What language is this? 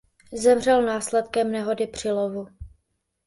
Czech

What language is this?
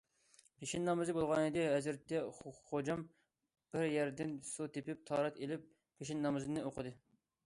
Uyghur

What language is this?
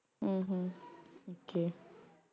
Punjabi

